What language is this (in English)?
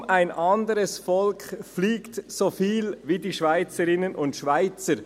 Swiss German